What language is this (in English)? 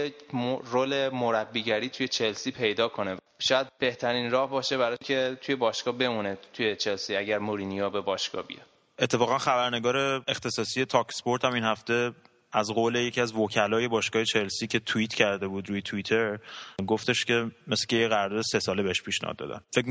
Persian